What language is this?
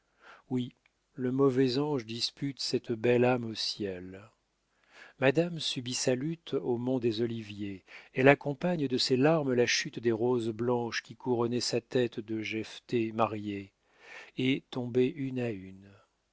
French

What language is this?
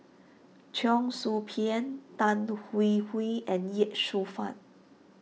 English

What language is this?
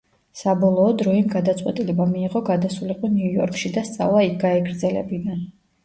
Georgian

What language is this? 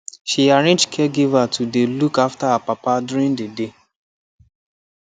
Nigerian Pidgin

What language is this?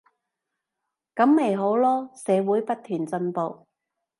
Cantonese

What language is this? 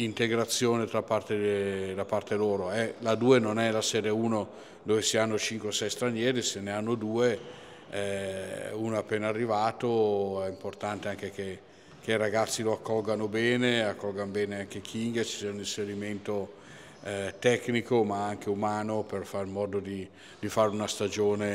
Italian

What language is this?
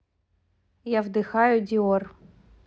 Russian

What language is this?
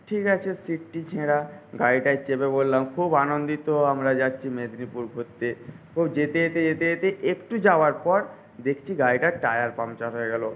Bangla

